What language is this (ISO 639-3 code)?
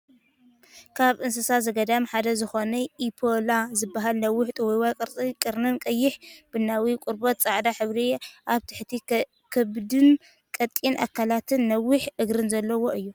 tir